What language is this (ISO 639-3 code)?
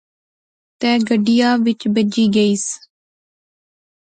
phr